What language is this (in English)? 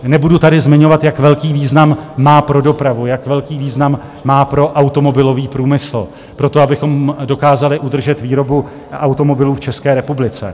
Czech